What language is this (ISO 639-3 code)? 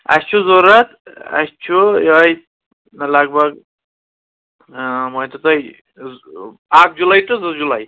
kas